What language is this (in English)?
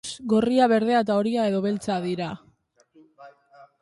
Basque